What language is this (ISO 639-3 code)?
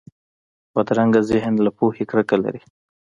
pus